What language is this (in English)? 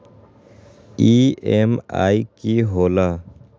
Magahi